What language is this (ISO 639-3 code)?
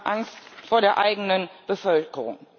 deu